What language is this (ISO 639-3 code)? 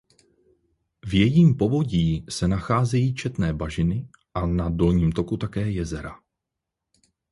ces